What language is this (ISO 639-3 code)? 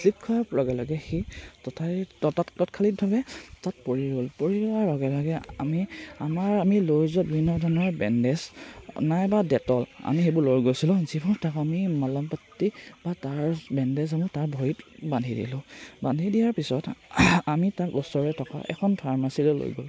asm